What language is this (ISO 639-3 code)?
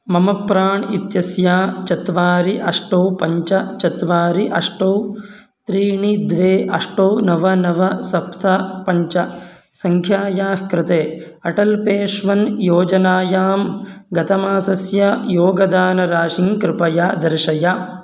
san